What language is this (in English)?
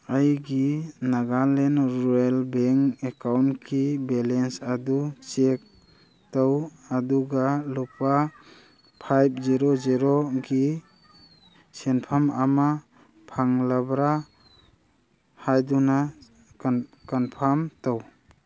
Manipuri